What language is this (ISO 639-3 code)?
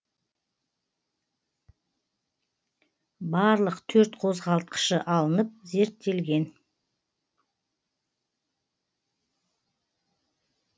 kaz